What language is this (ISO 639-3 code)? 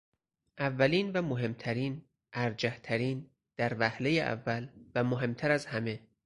fas